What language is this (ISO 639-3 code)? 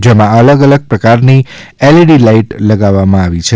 guj